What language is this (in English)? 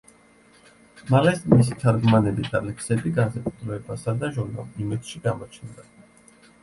Georgian